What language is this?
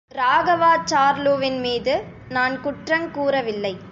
Tamil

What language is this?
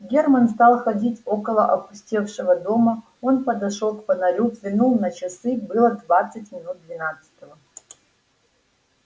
Russian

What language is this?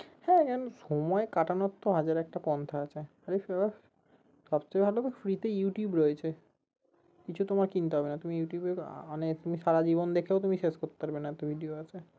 Bangla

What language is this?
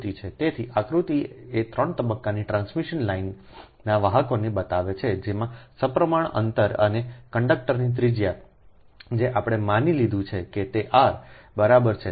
Gujarati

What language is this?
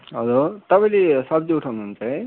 Nepali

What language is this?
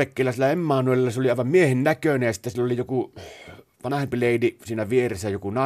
Finnish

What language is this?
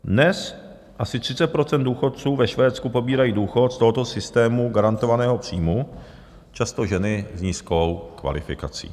Czech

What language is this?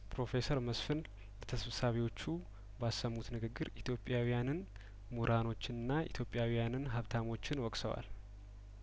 Amharic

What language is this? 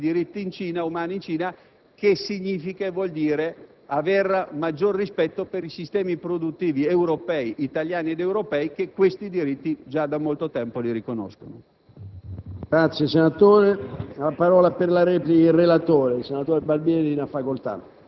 Italian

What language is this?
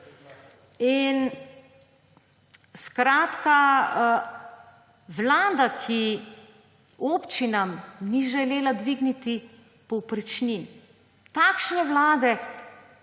Slovenian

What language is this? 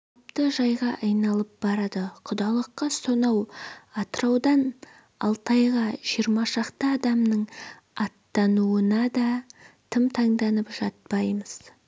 Kazakh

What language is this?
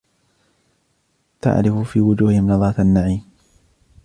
Arabic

